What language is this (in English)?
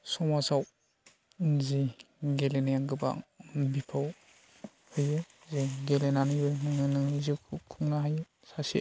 Bodo